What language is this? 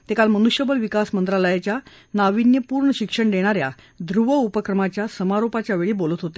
Marathi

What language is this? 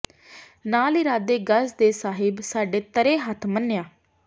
Punjabi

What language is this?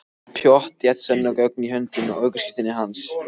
Icelandic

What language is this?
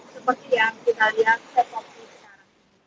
Indonesian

